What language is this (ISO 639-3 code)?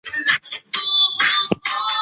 zho